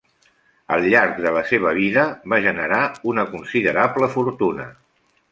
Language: Catalan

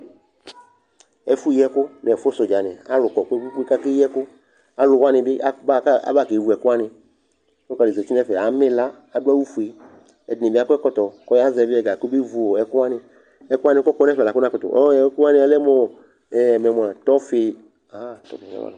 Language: Ikposo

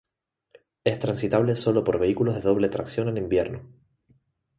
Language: Spanish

